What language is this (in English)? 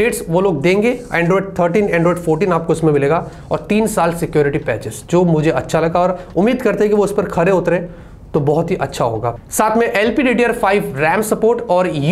Hindi